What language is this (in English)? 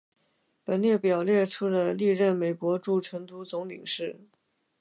Chinese